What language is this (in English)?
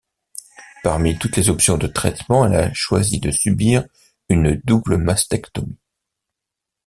French